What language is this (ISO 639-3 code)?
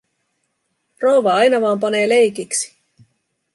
fin